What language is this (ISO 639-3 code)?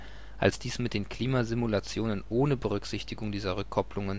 deu